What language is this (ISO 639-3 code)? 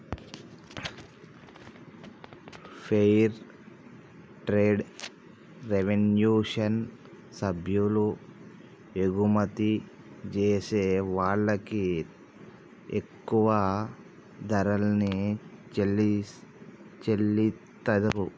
tel